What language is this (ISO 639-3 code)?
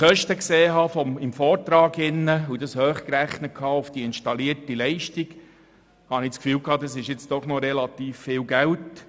gsw